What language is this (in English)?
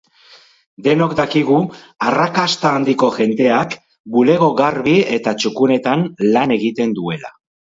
Basque